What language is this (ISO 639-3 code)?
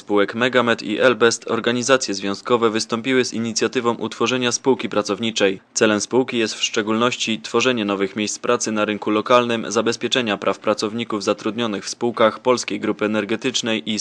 pol